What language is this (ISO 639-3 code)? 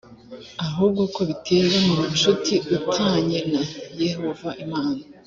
kin